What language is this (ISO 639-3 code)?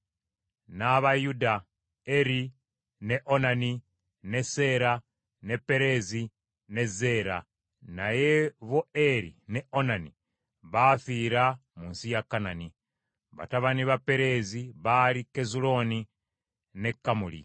lug